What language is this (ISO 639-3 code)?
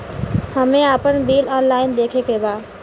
bho